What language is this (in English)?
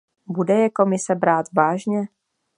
Czech